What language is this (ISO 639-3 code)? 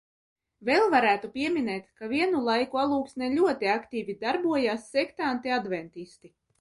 lav